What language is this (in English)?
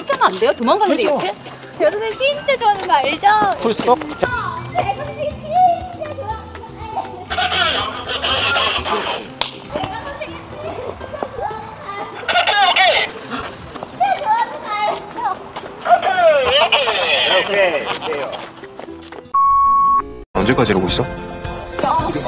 Korean